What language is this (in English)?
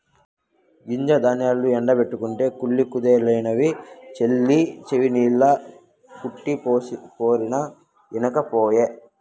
Telugu